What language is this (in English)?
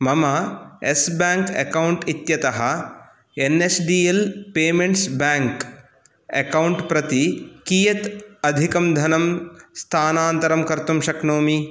Sanskrit